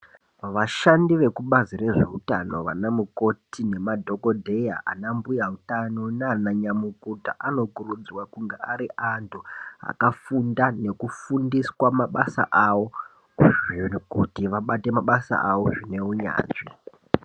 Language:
Ndau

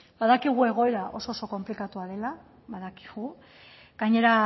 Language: Basque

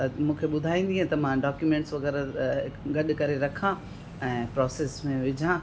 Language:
Sindhi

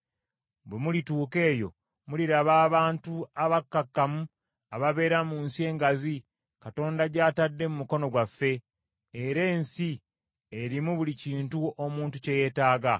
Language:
Ganda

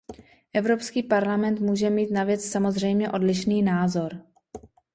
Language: Czech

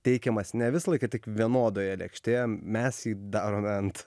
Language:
Lithuanian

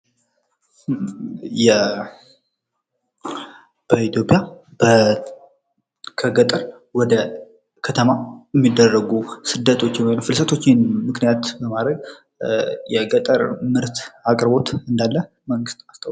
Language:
Amharic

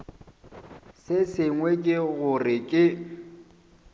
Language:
Northern Sotho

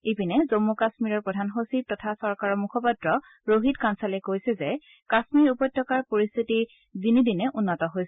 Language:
Assamese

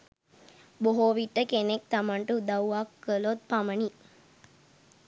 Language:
Sinhala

